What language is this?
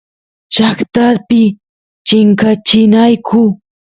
Santiago del Estero Quichua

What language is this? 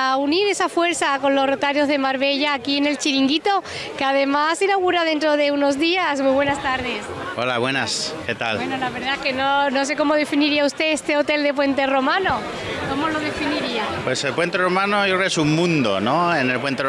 Spanish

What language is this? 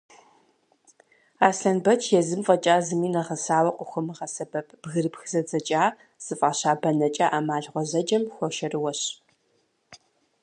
Kabardian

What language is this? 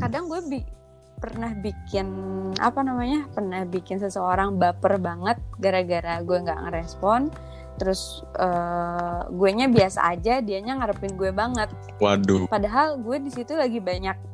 Indonesian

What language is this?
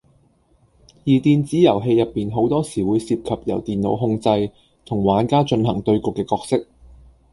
Cantonese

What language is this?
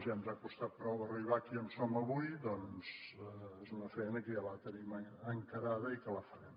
Catalan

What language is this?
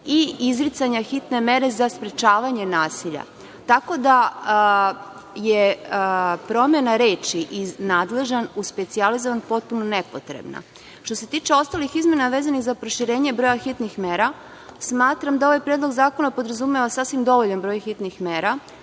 Serbian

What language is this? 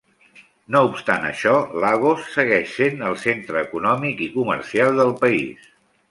Catalan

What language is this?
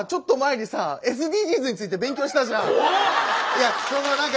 Japanese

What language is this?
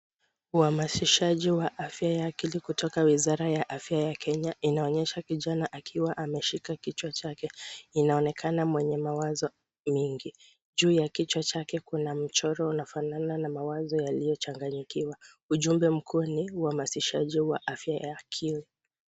Swahili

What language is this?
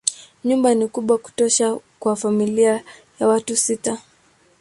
Swahili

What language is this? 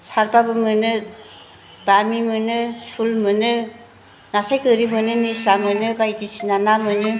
Bodo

